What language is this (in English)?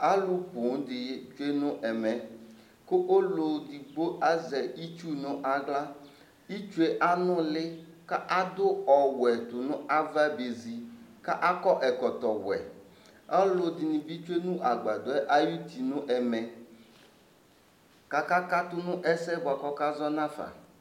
Ikposo